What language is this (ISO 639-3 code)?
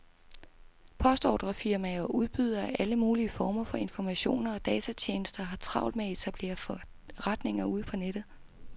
dan